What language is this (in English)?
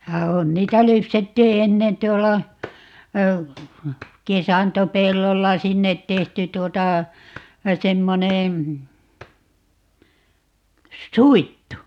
Finnish